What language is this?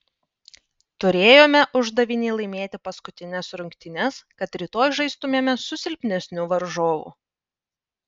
Lithuanian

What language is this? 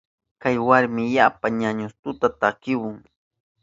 Southern Pastaza Quechua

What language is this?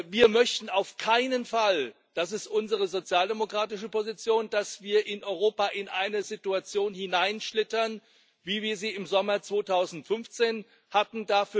German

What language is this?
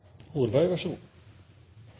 Norwegian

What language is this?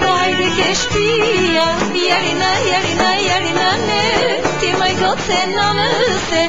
Greek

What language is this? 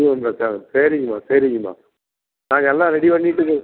Tamil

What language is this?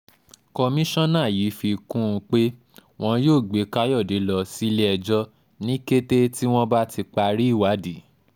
Yoruba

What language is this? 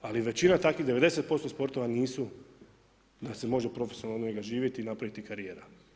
Croatian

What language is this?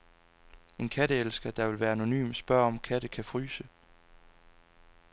Danish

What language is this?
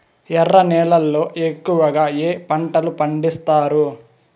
Telugu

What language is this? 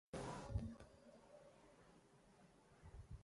Urdu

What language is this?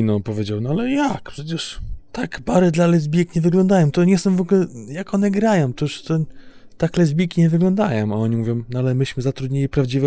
Polish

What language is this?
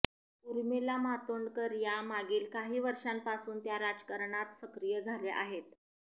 Marathi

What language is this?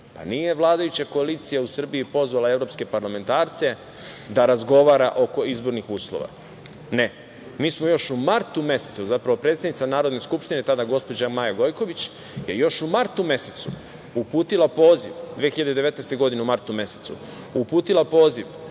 Serbian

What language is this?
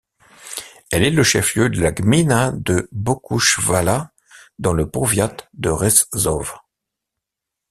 French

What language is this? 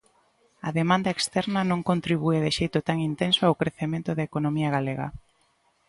Galician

